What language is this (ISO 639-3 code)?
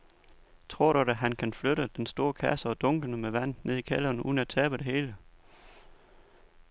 dan